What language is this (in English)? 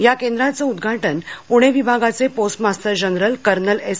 Marathi